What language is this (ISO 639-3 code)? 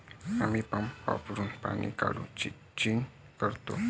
mar